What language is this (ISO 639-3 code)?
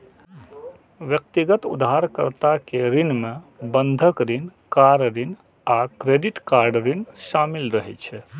mai